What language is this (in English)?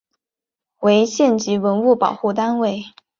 Chinese